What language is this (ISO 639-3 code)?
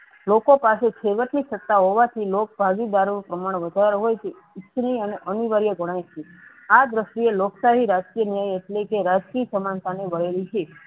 guj